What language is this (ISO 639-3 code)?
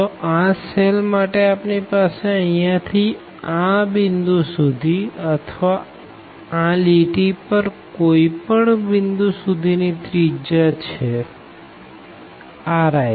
guj